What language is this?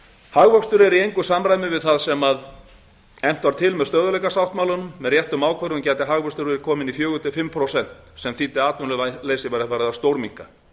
Icelandic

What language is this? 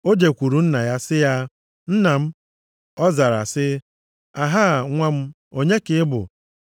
Igbo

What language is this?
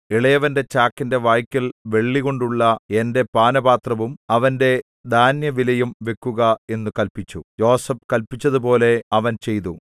Malayalam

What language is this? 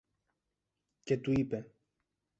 Greek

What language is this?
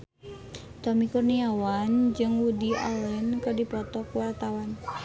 Sundanese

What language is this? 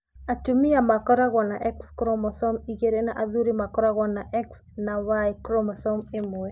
Kikuyu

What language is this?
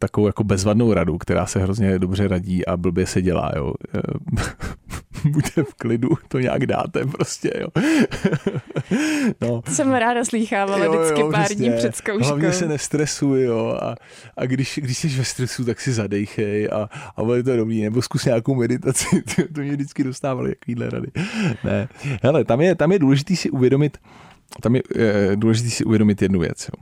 Czech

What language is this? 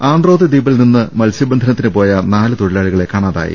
Malayalam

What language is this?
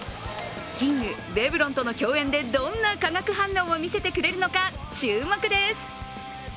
Japanese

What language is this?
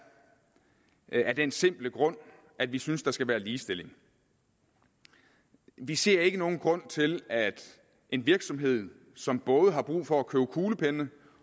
Danish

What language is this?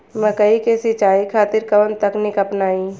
Bhojpuri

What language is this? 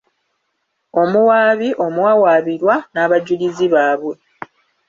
Ganda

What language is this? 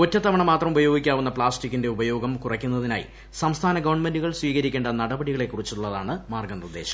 Malayalam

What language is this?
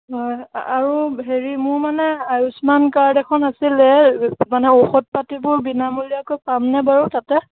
Assamese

